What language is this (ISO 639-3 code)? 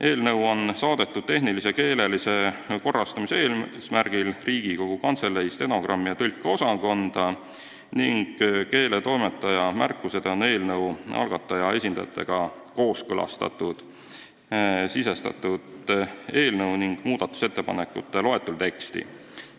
est